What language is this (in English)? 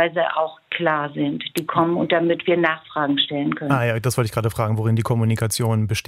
German